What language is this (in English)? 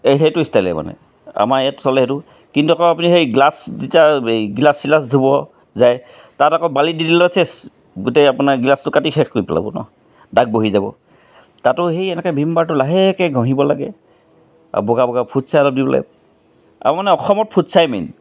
Assamese